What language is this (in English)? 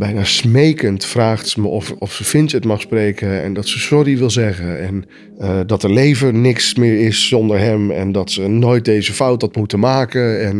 Dutch